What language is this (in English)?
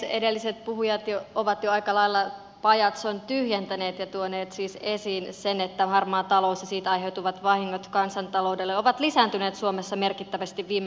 Finnish